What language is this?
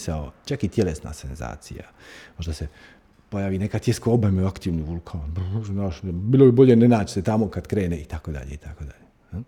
Croatian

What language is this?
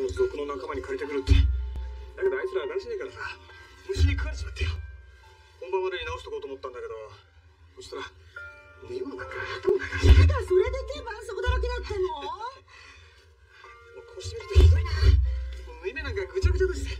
Japanese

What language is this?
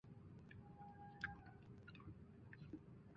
Chinese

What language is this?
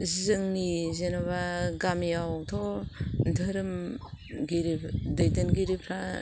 Bodo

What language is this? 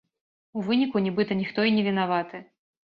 Belarusian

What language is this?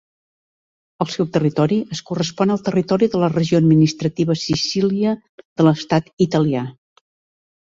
Catalan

